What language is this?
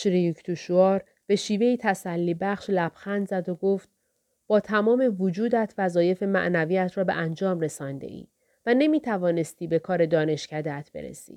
Persian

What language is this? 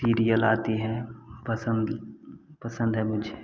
Hindi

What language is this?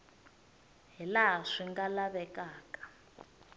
Tsonga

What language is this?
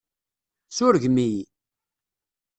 Kabyle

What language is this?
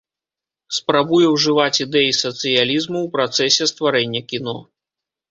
Belarusian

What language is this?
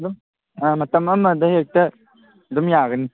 Manipuri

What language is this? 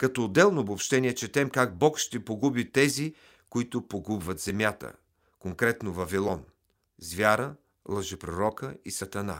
Bulgarian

